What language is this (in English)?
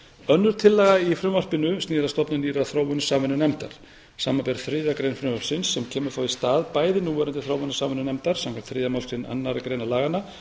Icelandic